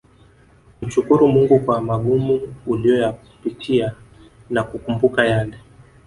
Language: Swahili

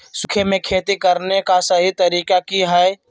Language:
Magahi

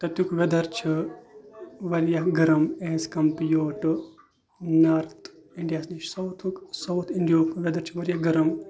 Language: Kashmiri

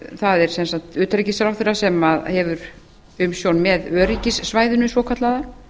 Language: Icelandic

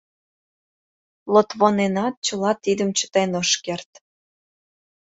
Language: Mari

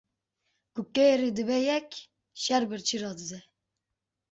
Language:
Kurdish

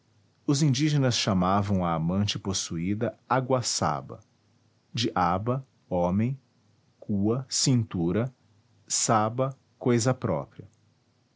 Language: Portuguese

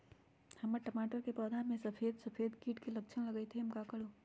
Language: Magahi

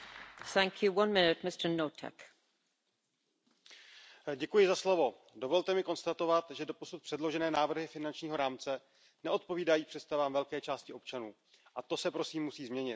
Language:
Czech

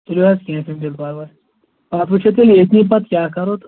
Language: Kashmiri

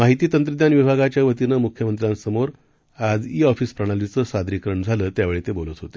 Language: Marathi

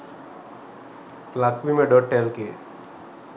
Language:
Sinhala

